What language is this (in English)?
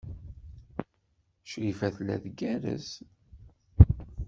Kabyle